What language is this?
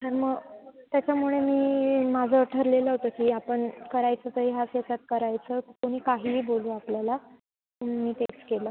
Marathi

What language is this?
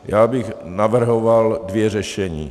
Czech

